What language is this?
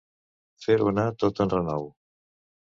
Catalan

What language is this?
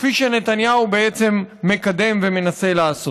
Hebrew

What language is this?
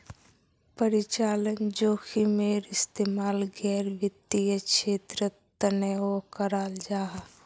Magahi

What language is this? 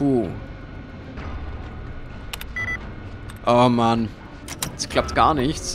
German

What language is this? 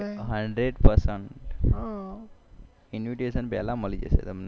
Gujarati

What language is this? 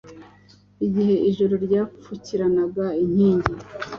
Kinyarwanda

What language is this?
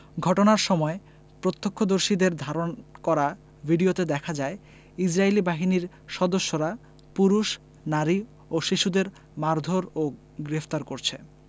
Bangla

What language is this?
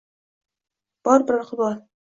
Uzbek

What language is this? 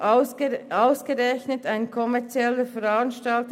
Swiss German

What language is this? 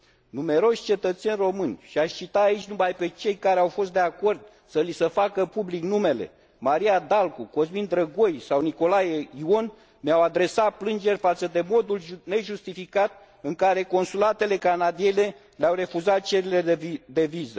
Romanian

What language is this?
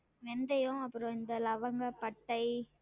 Tamil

